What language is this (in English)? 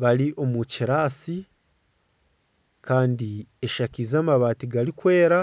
Nyankole